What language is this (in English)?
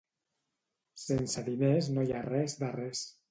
Catalan